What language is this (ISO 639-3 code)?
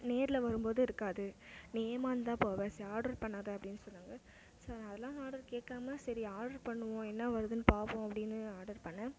tam